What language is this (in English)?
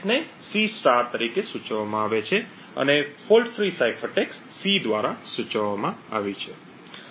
Gujarati